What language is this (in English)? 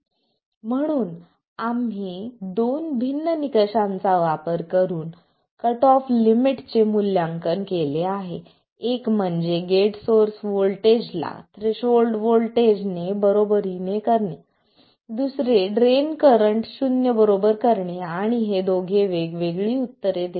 Marathi